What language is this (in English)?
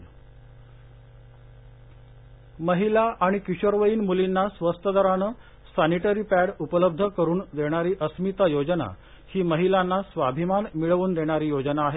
Marathi